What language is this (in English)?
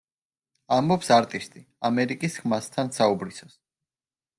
Georgian